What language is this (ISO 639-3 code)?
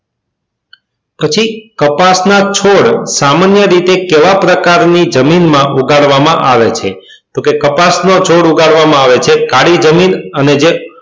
guj